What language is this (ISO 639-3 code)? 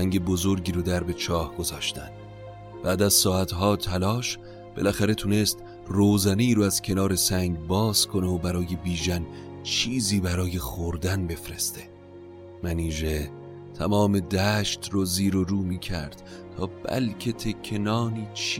fas